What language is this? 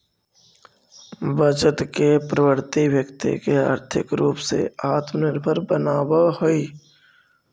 Magahi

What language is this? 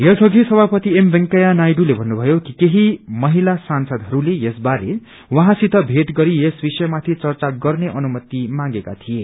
Nepali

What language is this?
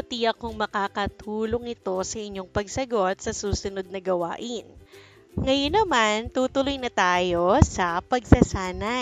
Filipino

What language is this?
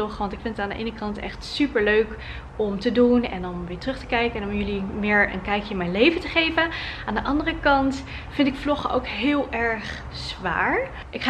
Dutch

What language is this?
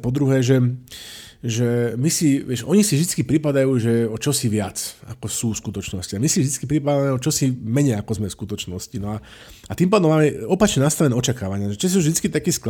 Slovak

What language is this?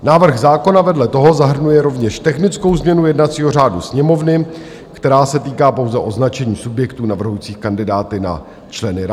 Czech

